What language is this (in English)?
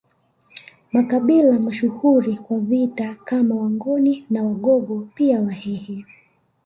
Swahili